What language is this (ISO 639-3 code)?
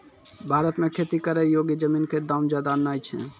mai